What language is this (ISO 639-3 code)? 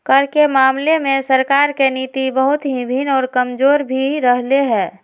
mag